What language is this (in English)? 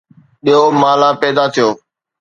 Sindhi